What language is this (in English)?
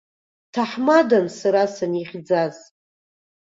Abkhazian